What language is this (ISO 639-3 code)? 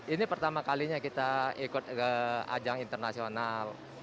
ind